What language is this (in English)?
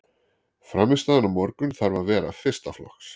Icelandic